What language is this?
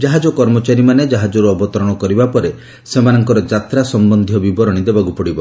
Odia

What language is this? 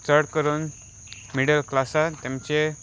Konkani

